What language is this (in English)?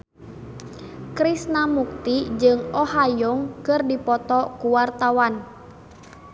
Sundanese